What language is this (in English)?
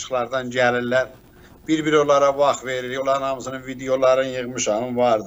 Turkish